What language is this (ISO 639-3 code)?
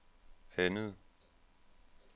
dan